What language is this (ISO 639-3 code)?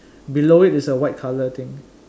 eng